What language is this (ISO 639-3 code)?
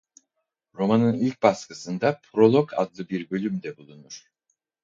tur